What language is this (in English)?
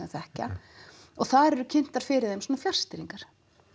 Icelandic